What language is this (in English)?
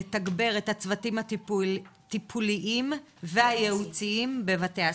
Hebrew